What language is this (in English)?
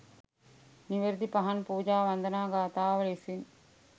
Sinhala